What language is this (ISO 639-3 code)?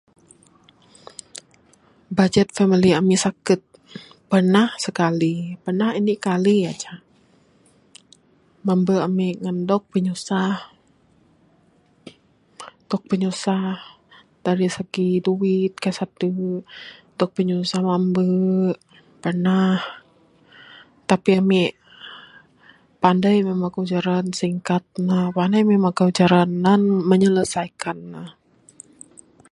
sdo